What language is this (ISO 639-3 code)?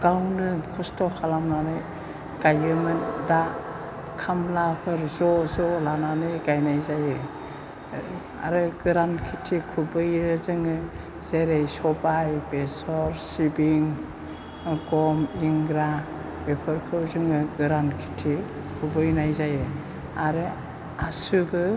brx